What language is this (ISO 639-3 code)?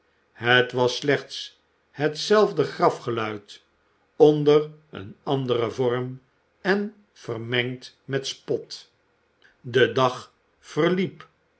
nld